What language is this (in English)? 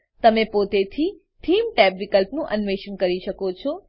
Gujarati